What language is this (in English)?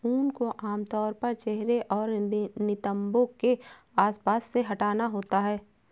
Hindi